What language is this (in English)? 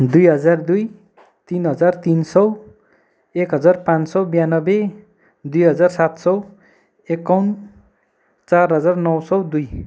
Nepali